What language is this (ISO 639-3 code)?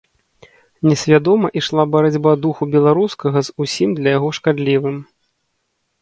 bel